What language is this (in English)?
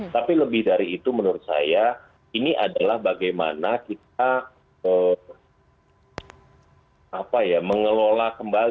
Indonesian